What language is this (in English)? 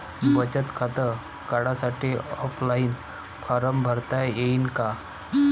Marathi